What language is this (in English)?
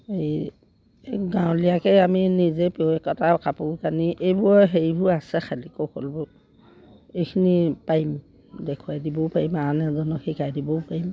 Assamese